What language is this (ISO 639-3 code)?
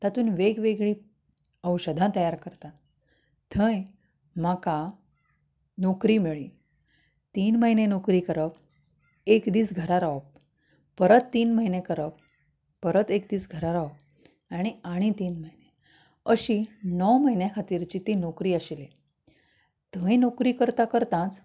kok